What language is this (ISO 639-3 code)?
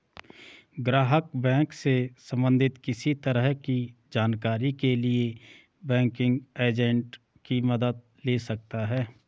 hin